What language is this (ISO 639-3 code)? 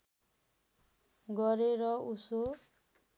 nep